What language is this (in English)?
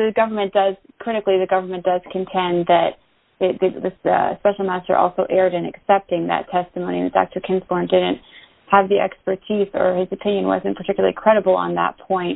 English